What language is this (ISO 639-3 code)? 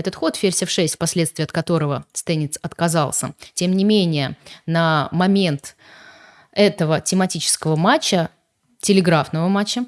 rus